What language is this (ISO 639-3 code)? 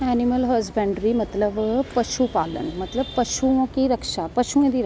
doi